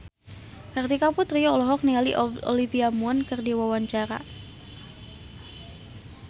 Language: Sundanese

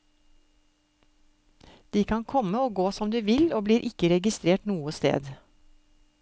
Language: Norwegian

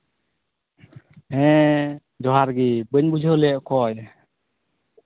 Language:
Santali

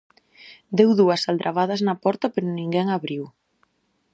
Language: Galician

